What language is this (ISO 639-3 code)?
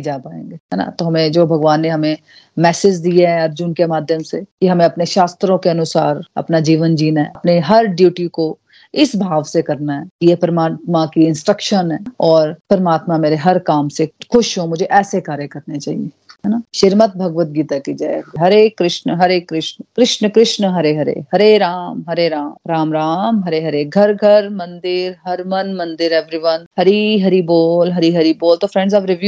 hin